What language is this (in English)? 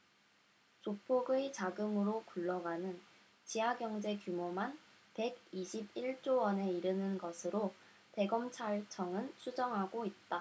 Korean